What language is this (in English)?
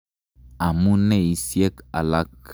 Kalenjin